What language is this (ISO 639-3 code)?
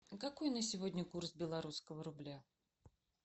rus